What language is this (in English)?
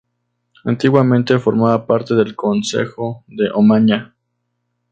Spanish